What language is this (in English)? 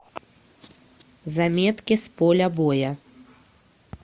Russian